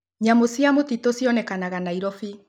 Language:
Kikuyu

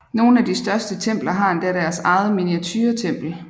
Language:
Danish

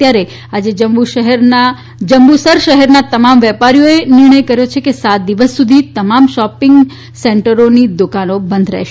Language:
Gujarati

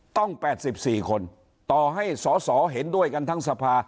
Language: Thai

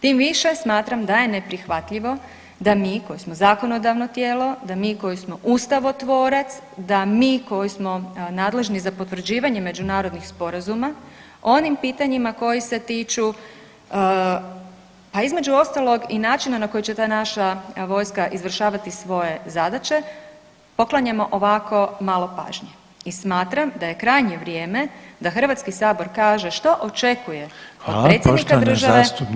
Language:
Croatian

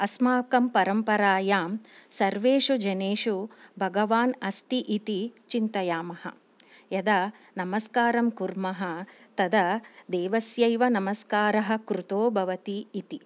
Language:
Sanskrit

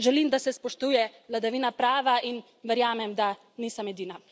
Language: Slovenian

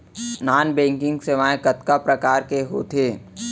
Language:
Chhattisgarhi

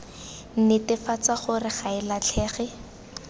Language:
Tswana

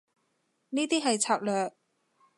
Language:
Cantonese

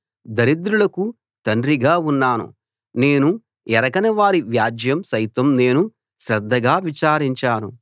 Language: Telugu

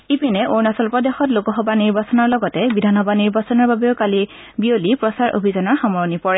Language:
Assamese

